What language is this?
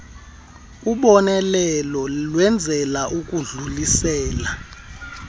Xhosa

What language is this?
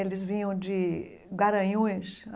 Portuguese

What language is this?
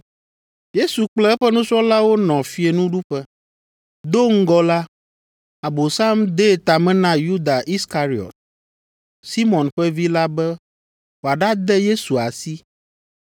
Ewe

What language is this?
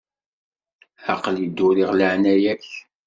Kabyle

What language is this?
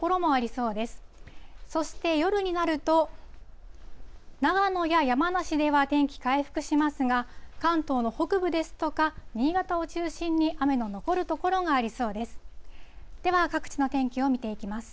Japanese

